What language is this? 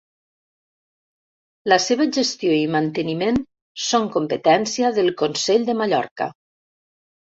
Catalan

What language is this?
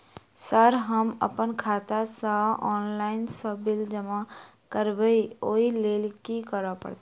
Maithili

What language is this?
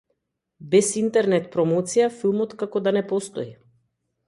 Macedonian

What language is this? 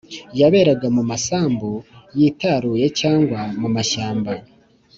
Kinyarwanda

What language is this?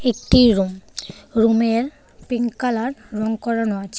Bangla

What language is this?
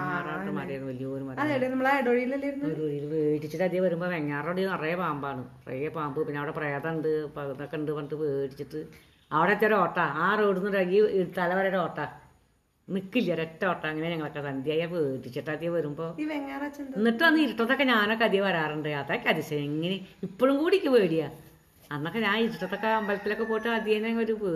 Malayalam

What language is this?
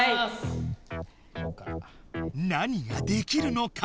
Japanese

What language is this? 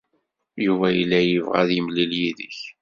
Kabyle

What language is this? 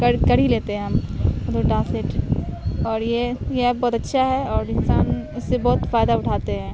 Urdu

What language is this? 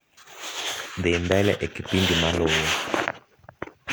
Luo (Kenya and Tanzania)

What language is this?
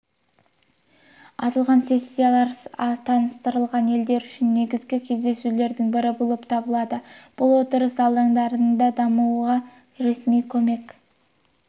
Kazakh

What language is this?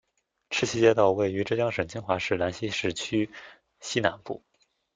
Chinese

